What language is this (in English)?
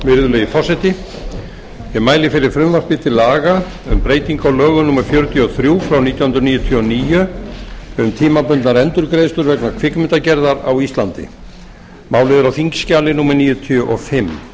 Icelandic